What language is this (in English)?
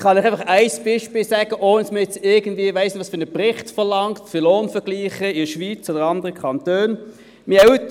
Swiss German